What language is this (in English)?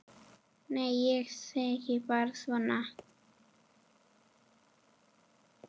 Icelandic